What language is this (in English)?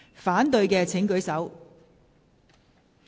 Cantonese